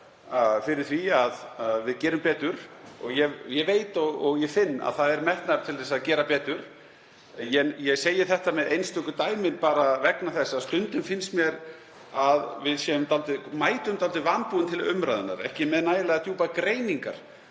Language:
Icelandic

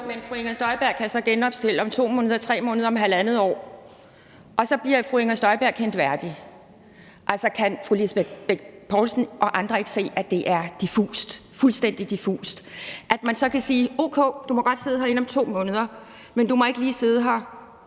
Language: Danish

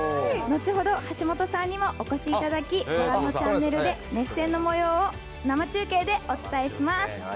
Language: Japanese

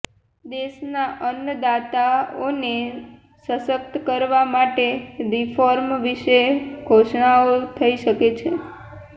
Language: Gujarati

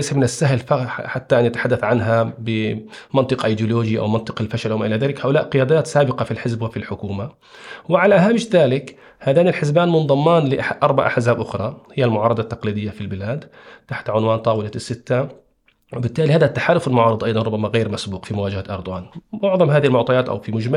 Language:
Arabic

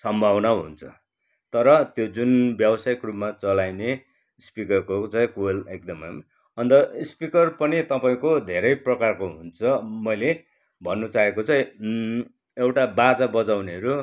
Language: Nepali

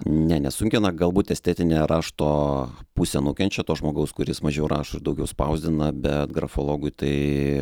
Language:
Lithuanian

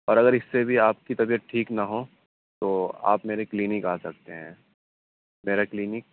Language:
Urdu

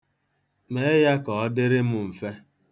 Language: Igbo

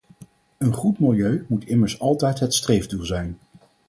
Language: Dutch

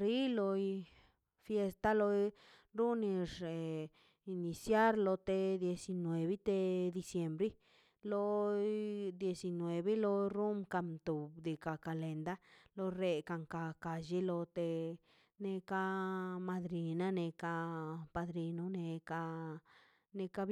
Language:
Mazaltepec Zapotec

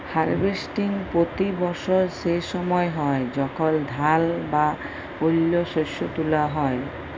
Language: Bangla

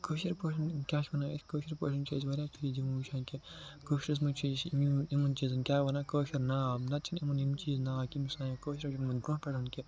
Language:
Kashmiri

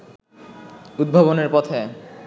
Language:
Bangla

